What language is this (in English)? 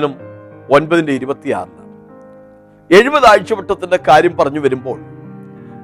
Malayalam